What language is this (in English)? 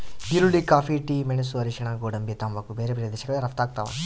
Kannada